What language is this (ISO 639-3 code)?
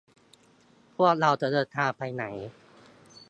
tha